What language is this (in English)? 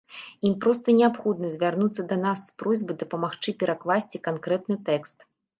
Belarusian